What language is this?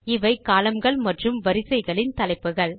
Tamil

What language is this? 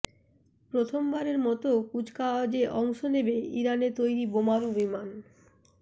Bangla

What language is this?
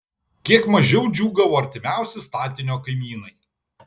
Lithuanian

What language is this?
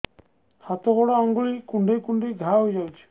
Odia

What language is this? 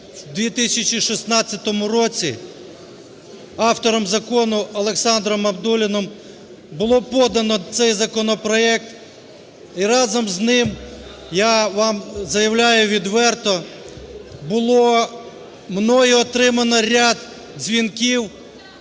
Ukrainian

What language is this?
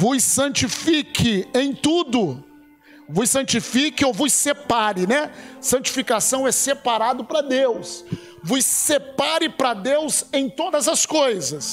Portuguese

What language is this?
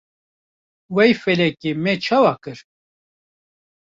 Kurdish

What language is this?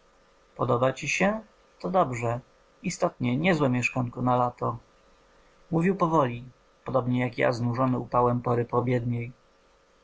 Polish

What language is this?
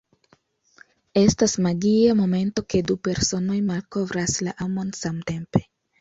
Esperanto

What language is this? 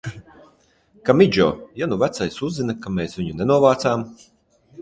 Latvian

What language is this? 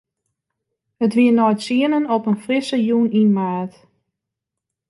Western Frisian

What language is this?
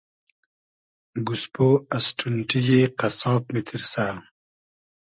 Hazaragi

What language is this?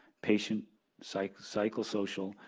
English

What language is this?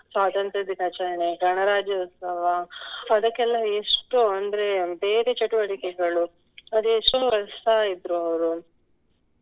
Kannada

